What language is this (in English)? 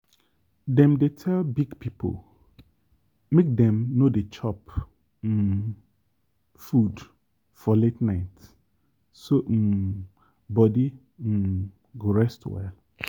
Nigerian Pidgin